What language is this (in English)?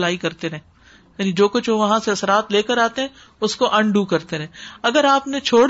Urdu